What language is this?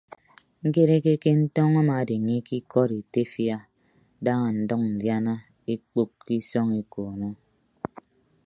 Ibibio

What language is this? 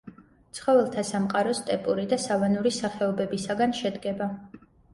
Georgian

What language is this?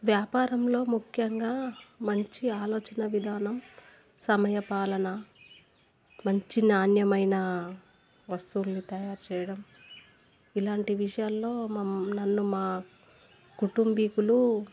Telugu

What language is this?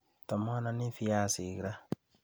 Kalenjin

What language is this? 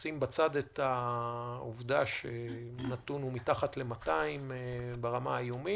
Hebrew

